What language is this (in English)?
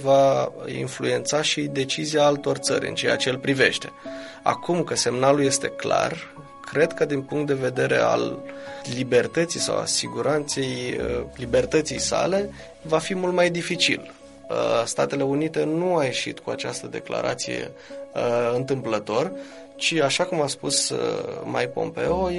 Romanian